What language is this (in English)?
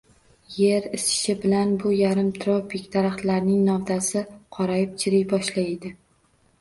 Uzbek